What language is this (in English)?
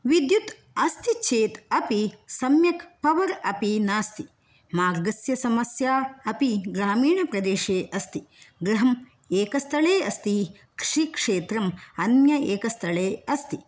Sanskrit